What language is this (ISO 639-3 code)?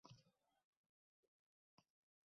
uzb